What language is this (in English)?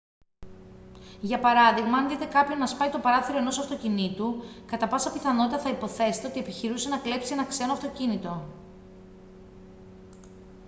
Greek